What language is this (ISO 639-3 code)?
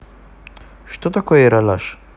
rus